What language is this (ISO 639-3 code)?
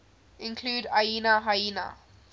eng